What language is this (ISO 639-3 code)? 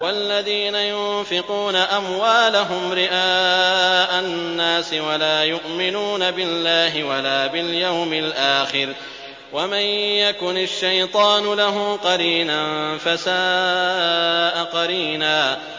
ara